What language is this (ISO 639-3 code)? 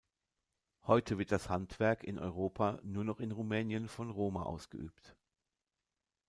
deu